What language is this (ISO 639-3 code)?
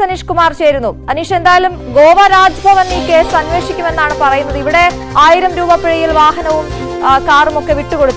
mal